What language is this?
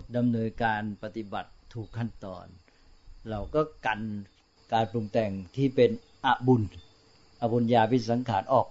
Thai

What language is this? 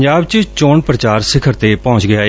Punjabi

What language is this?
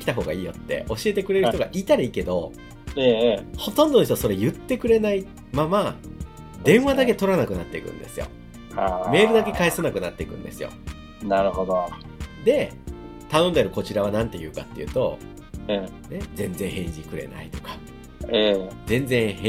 Japanese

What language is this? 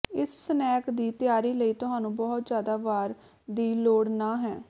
Punjabi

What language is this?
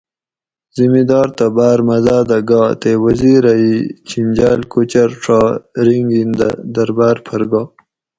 Gawri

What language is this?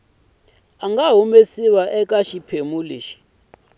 Tsonga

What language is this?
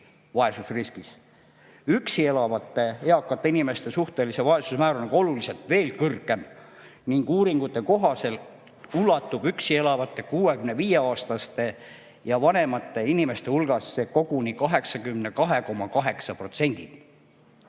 Estonian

